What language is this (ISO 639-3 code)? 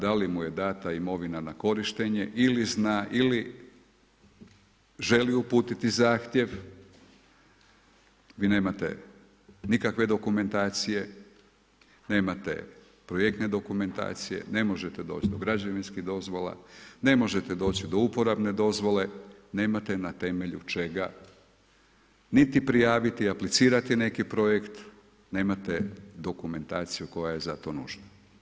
hrv